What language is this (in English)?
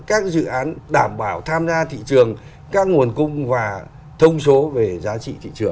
Vietnamese